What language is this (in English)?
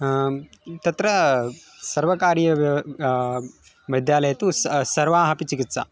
Sanskrit